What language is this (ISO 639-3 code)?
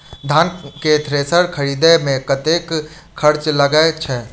mai